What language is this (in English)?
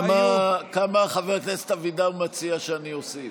Hebrew